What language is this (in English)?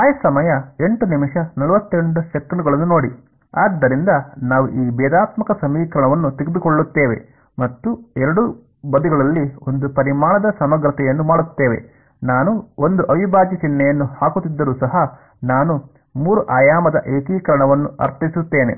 Kannada